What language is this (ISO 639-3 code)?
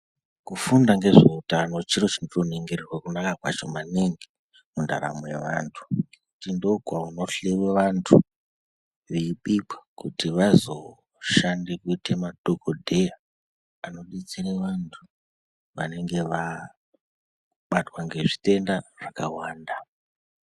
ndc